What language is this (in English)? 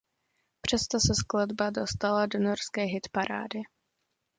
Czech